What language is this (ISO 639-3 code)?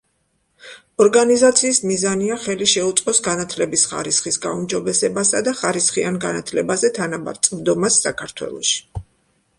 kat